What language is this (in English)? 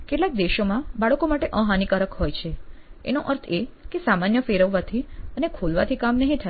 Gujarati